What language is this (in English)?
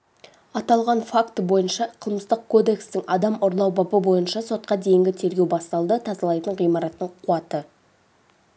Kazakh